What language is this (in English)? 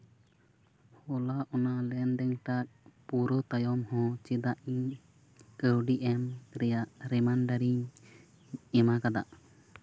Santali